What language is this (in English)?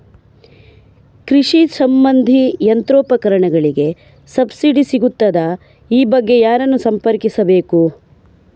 Kannada